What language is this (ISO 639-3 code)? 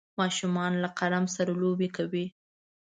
pus